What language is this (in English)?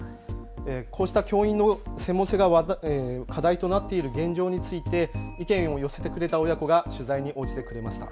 Japanese